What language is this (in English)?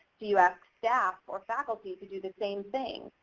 English